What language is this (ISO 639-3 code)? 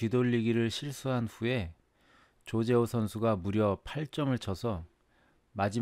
kor